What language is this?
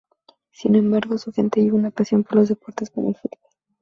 Spanish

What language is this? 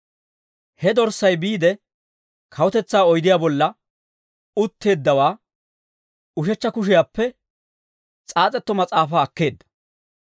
Dawro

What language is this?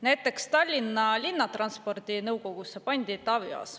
Estonian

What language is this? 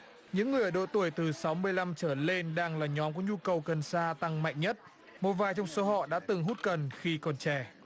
Vietnamese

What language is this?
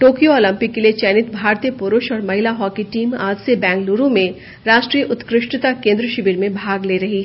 Hindi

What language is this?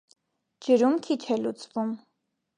Armenian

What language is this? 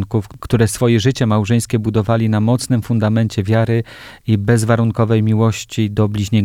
Polish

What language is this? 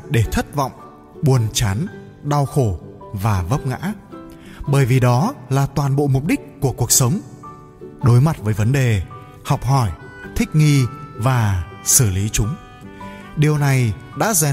Vietnamese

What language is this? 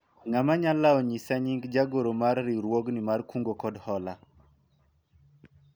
Luo (Kenya and Tanzania)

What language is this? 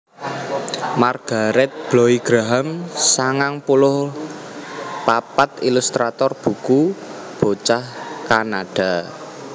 Javanese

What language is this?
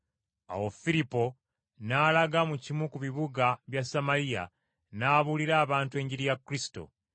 Ganda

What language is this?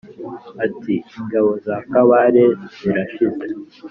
Kinyarwanda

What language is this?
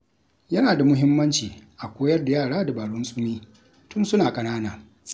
Hausa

